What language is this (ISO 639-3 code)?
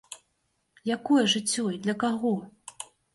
bel